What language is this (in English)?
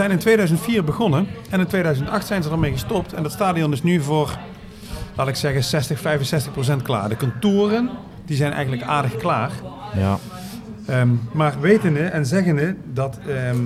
Dutch